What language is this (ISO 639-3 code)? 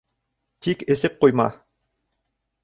bak